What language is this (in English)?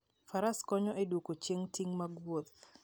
Luo (Kenya and Tanzania)